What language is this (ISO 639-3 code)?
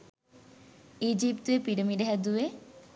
sin